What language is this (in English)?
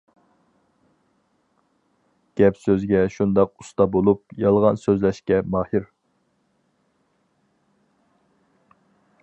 Uyghur